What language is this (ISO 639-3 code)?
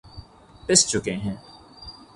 urd